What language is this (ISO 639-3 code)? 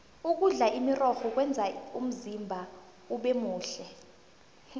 nbl